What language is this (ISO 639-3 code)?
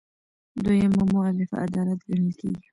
pus